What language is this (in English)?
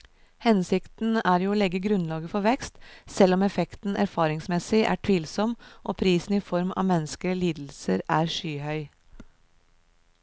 Norwegian